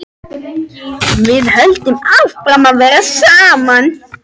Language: Icelandic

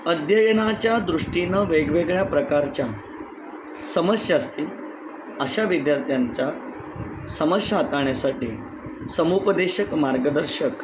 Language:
Marathi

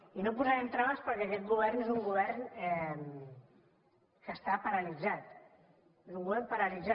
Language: Catalan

